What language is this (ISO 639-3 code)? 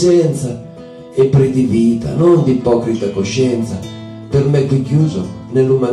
ita